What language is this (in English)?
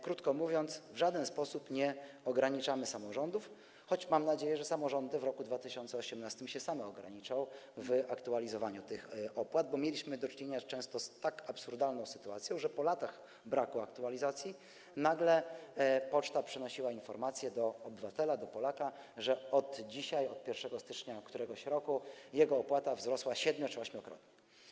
Polish